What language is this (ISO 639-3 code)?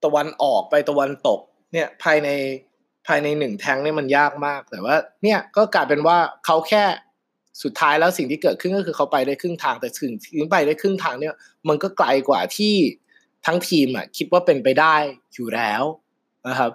tha